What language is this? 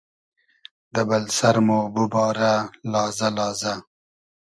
Hazaragi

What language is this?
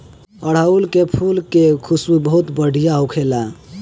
Bhojpuri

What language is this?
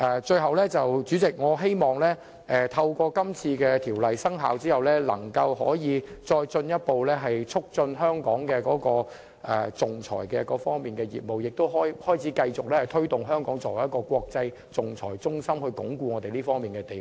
Cantonese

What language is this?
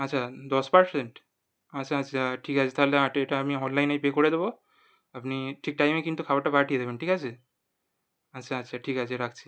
Bangla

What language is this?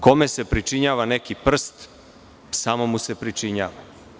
Serbian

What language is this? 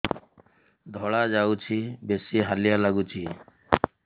Odia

